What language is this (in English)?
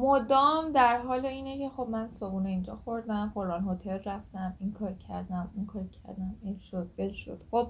Persian